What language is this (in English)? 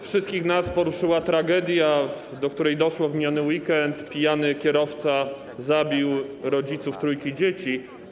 Polish